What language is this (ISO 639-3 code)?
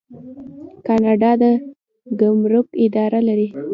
pus